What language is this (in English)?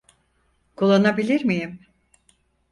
Turkish